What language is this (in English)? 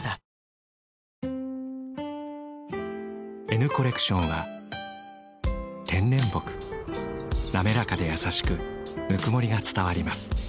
Japanese